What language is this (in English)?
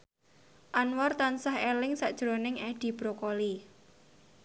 Javanese